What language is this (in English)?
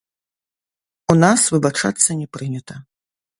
Belarusian